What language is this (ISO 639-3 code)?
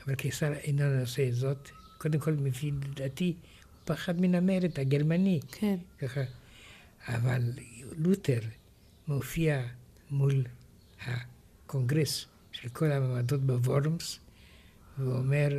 heb